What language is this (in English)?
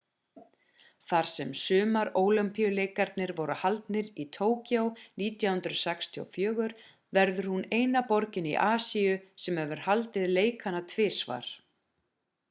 Icelandic